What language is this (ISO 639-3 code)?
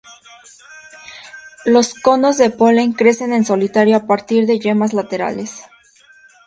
spa